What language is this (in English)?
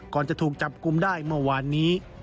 Thai